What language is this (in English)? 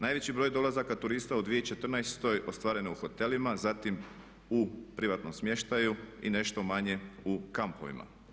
Croatian